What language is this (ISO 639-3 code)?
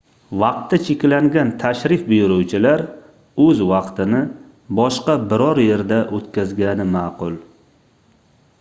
uzb